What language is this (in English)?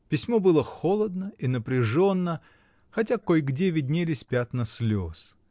Russian